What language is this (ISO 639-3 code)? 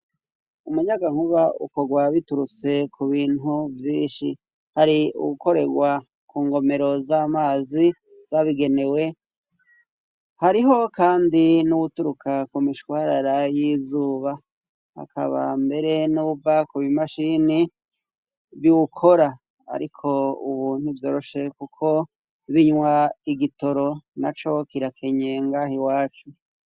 run